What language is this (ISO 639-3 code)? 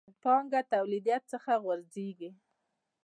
pus